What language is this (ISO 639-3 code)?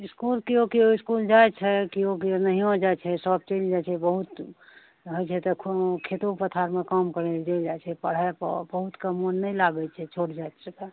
mai